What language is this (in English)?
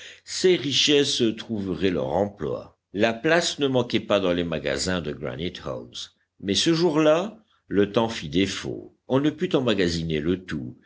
French